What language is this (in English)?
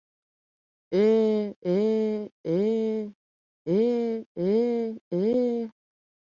Mari